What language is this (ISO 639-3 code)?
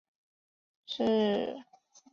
zho